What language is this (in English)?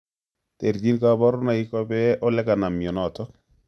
Kalenjin